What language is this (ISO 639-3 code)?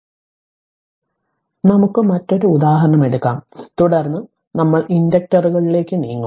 mal